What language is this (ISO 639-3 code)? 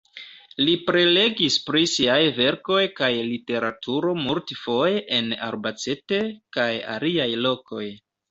epo